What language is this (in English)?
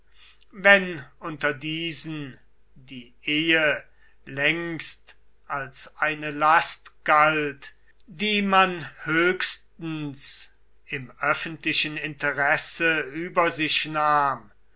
German